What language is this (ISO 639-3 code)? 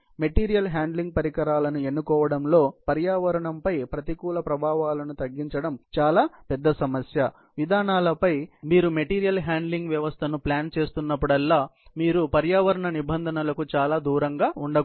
tel